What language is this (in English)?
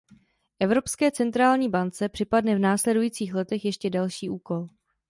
Czech